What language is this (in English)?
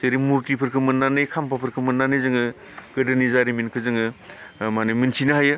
Bodo